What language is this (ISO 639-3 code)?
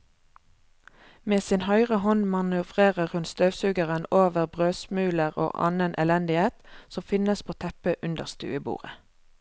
nor